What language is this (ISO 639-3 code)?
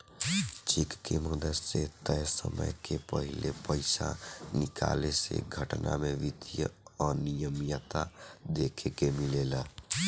bho